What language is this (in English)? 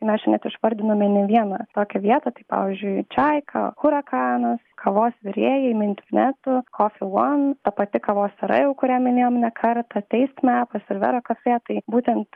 Lithuanian